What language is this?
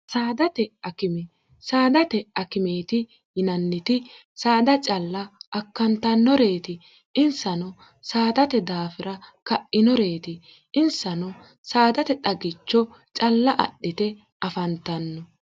Sidamo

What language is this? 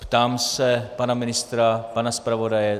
Czech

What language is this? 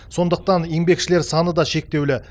Kazakh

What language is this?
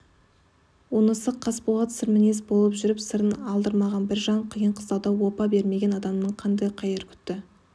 Kazakh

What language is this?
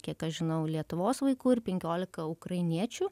Lithuanian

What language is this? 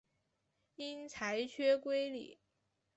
Chinese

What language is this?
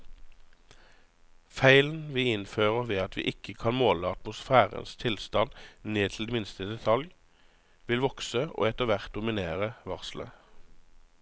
Norwegian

